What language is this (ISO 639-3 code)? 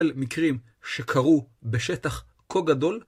heb